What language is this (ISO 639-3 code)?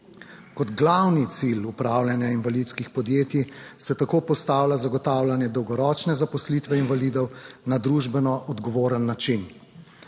slv